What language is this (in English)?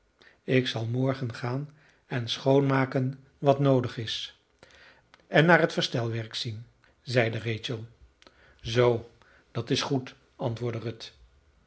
Dutch